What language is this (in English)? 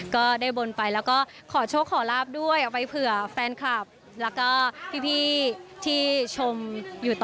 Thai